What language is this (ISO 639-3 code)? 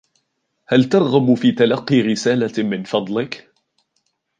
ara